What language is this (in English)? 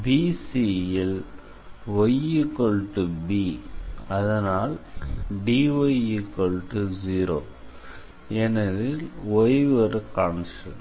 Tamil